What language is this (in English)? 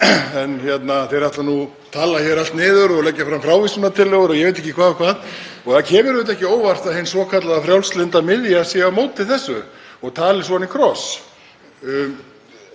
Icelandic